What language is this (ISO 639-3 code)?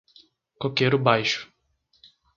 por